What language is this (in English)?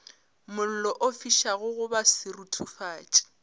Northern Sotho